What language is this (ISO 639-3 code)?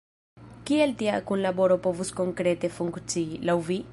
epo